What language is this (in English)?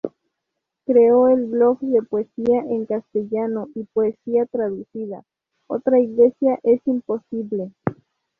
Spanish